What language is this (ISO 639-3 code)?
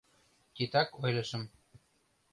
chm